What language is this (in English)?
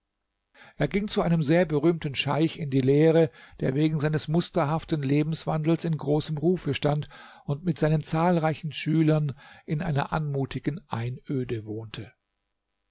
German